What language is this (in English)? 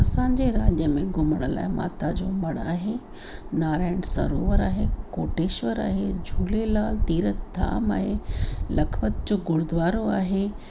Sindhi